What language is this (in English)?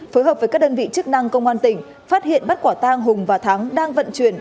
Vietnamese